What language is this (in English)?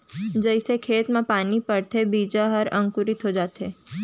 Chhattisgarhi